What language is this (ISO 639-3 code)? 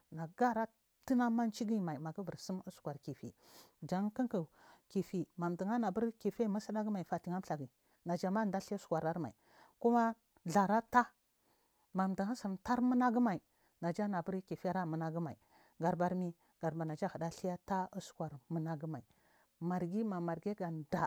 mfm